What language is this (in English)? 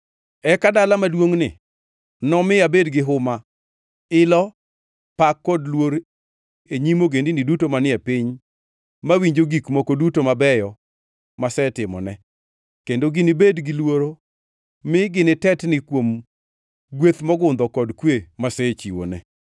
Luo (Kenya and Tanzania)